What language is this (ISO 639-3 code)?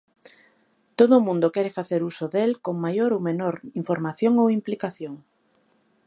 glg